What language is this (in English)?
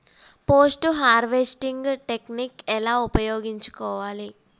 Telugu